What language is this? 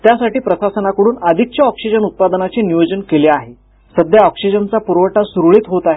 Marathi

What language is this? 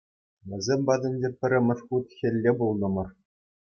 Chuvash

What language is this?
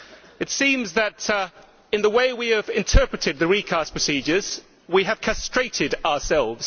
English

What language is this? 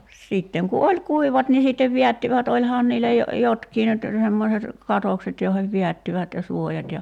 Finnish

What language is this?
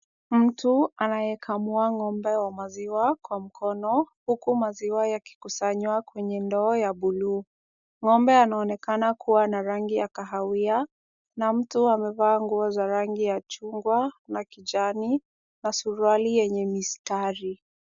Swahili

